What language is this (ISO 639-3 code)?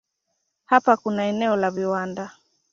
swa